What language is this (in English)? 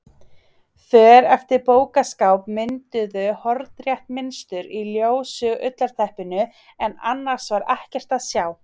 Icelandic